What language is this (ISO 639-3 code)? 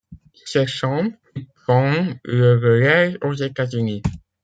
fra